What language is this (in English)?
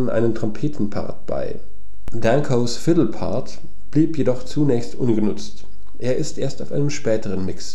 German